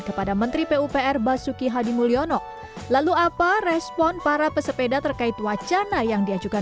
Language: Indonesian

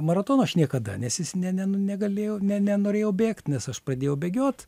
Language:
Lithuanian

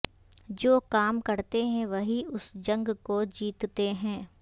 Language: Urdu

